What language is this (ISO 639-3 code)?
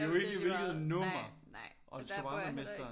dan